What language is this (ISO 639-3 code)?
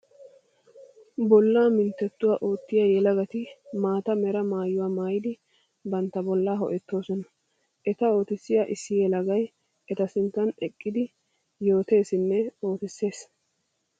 wal